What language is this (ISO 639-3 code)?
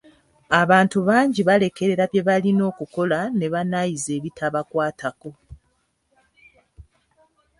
lug